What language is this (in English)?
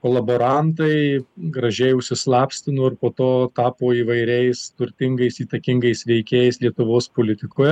Lithuanian